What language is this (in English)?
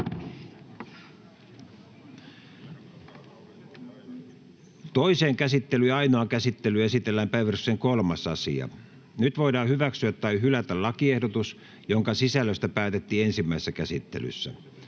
Finnish